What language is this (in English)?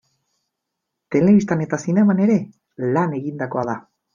Basque